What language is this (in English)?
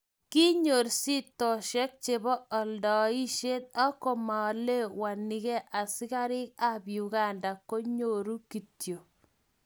Kalenjin